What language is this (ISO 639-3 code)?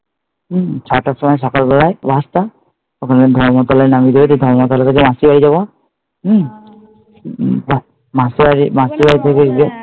ben